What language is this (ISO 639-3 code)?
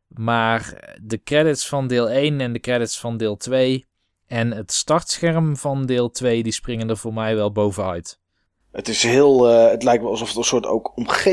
nld